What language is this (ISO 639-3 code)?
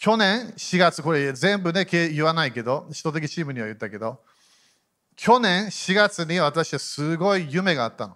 jpn